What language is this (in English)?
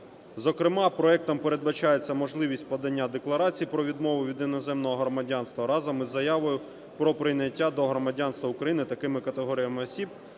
Ukrainian